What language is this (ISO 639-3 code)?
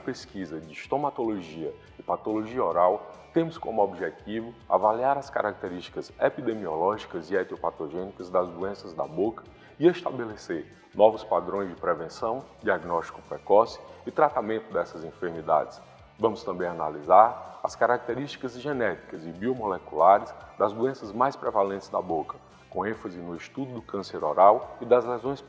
por